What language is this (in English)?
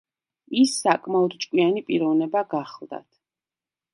Georgian